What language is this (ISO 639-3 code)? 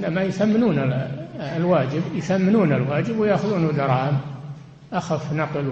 ara